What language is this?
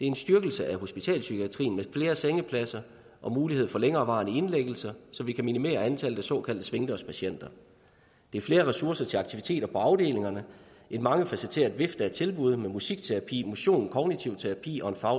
Danish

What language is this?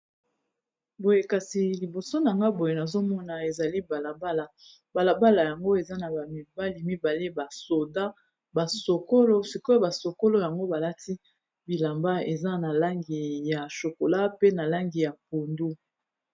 Lingala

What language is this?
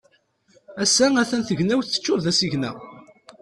Kabyle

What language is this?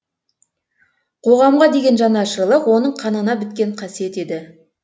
Kazakh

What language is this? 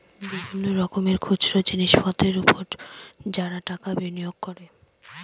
Bangla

